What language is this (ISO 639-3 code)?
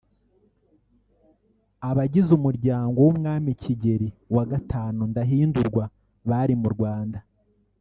kin